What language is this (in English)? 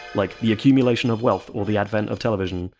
English